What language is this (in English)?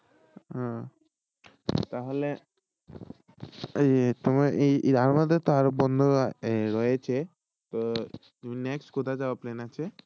Bangla